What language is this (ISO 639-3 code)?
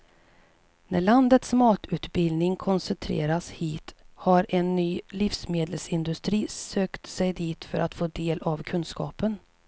swe